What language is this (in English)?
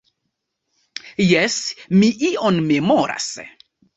Esperanto